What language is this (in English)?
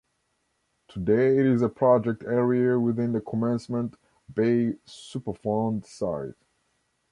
English